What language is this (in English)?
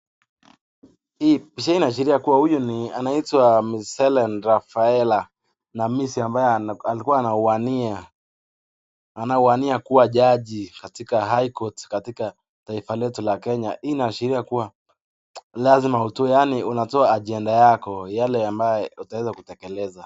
Swahili